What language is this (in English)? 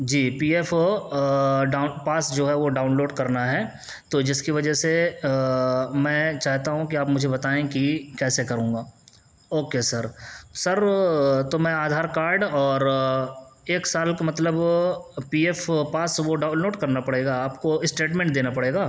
Urdu